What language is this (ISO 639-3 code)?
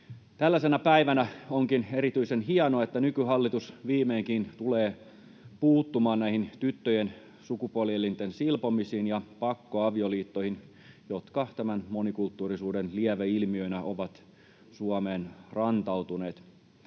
fin